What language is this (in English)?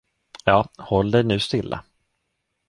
Swedish